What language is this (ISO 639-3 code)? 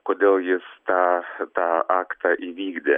lit